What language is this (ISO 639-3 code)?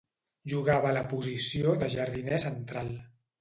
cat